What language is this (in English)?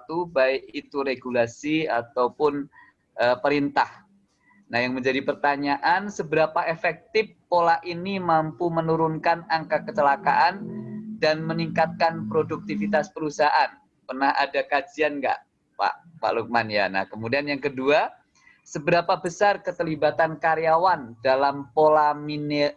Indonesian